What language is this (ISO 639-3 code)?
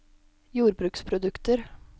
nor